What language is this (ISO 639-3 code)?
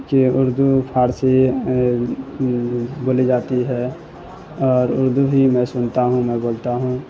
urd